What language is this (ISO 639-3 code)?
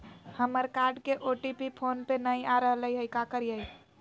mag